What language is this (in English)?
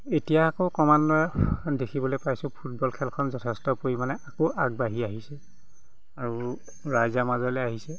Assamese